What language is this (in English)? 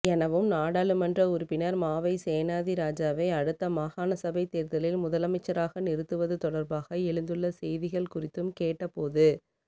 Tamil